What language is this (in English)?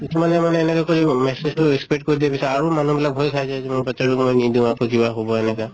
Assamese